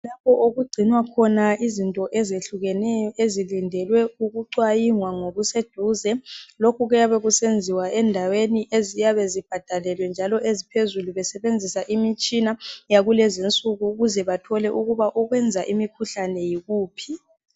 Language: North Ndebele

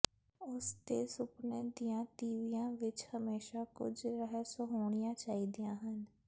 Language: Punjabi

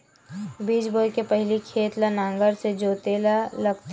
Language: Chhattisgarhi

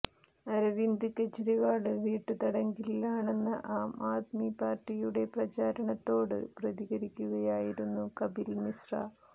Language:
Malayalam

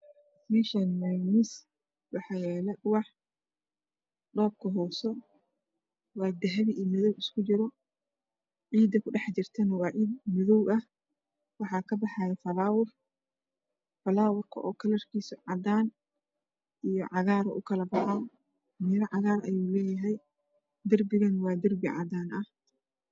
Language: Somali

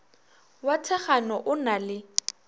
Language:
Northern Sotho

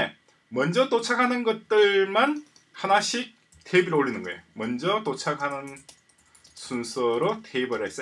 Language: Korean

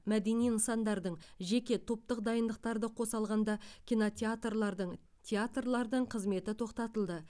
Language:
Kazakh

